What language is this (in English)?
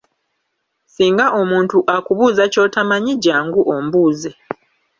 Ganda